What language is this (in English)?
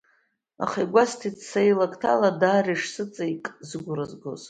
Abkhazian